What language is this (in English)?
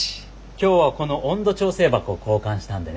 Japanese